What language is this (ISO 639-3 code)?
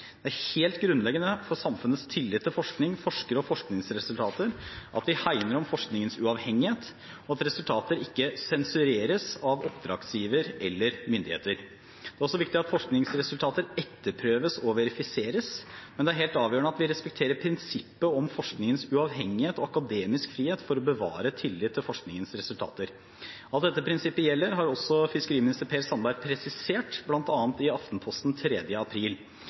nob